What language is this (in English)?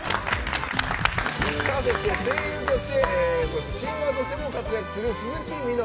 Japanese